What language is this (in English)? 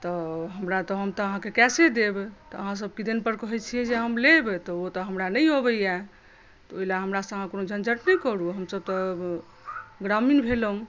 Maithili